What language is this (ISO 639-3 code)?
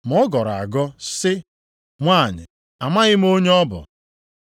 ibo